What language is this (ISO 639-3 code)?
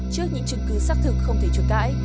vie